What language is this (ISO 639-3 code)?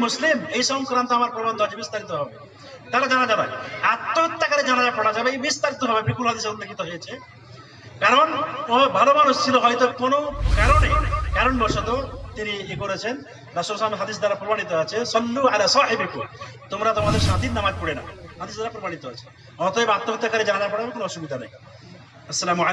ind